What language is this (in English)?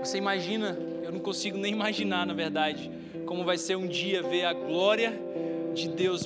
Portuguese